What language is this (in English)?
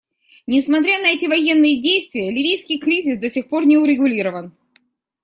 Russian